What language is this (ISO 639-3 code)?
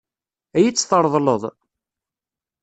kab